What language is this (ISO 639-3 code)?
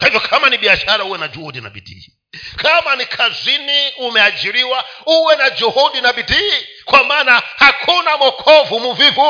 swa